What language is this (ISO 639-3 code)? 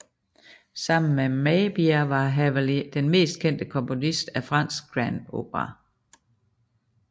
dan